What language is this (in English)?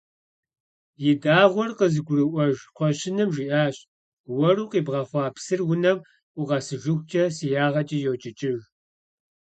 Kabardian